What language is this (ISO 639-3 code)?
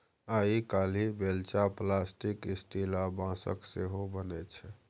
mai